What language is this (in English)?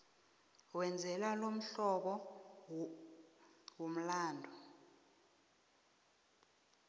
South Ndebele